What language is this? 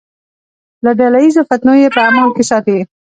Pashto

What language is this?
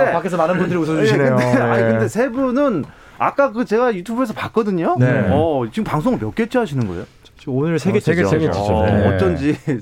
Korean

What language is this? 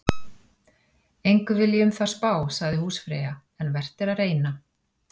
Icelandic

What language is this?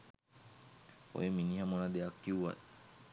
Sinhala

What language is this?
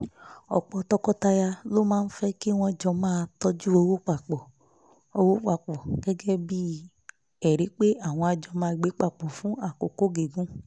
Yoruba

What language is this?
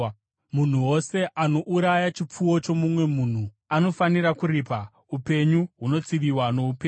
Shona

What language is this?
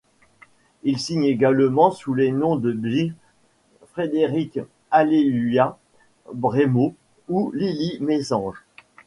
French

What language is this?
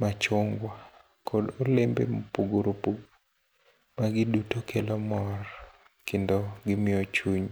Luo (Kenya and Tanzania)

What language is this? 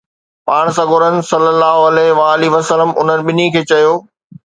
Sindhi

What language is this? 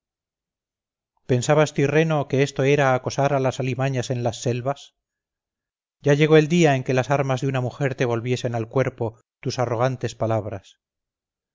Spanish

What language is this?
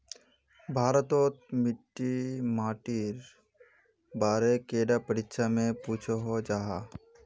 Magahi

